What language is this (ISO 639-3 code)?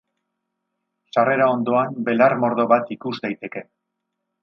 eus